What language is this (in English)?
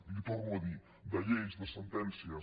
Catalan